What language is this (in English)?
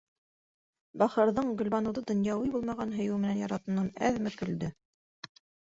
Bashkir